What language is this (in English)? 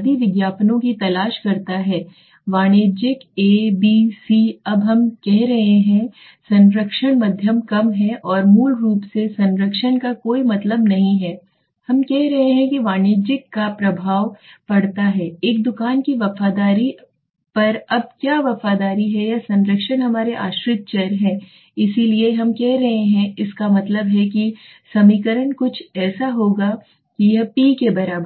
Hindi